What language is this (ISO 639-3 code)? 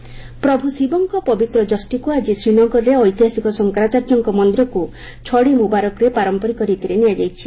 ori